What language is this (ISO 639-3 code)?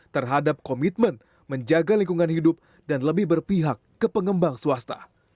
ind